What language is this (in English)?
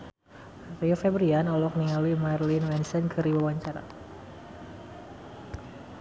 Sundanese